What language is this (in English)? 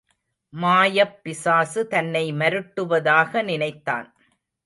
Tamil